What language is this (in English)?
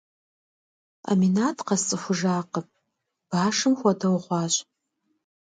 Kabardian